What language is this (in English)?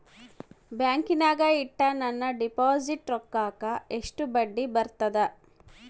Kannada